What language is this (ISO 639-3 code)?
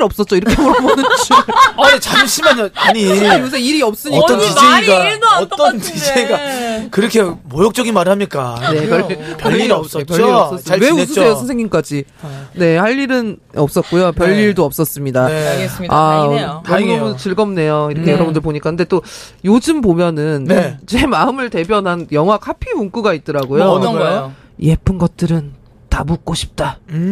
kor